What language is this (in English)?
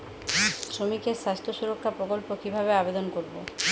Bangla